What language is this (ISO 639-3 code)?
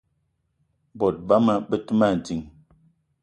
eto